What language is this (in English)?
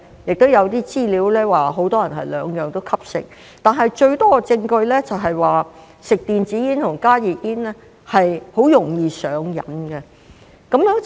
Cantonese